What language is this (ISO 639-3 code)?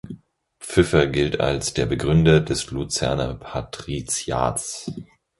deu